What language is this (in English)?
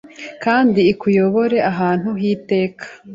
Kinyarwanda